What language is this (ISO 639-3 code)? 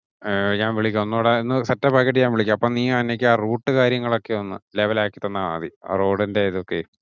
mal